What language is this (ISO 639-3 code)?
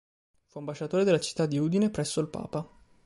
ita